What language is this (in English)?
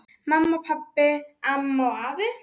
Icelandic